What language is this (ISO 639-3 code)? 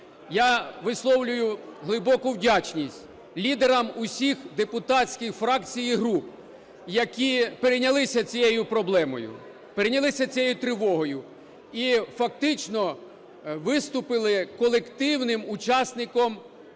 ukr